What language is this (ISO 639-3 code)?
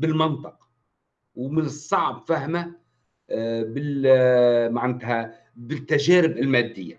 ara